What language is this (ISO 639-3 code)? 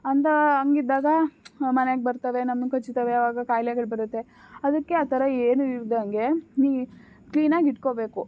kan